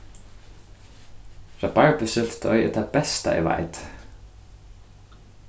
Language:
Faroese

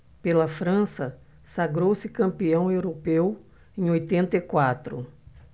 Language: Portuguese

